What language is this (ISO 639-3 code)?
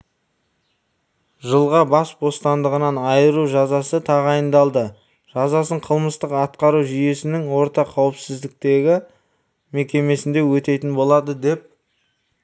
kaz